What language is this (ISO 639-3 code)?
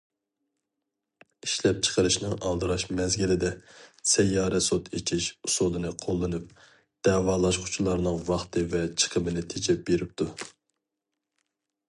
uig